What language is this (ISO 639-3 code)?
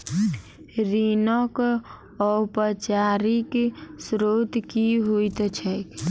mai